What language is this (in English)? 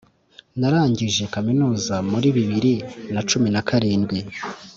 Kinyarwanda